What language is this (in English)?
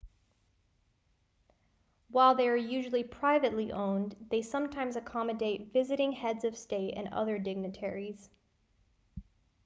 English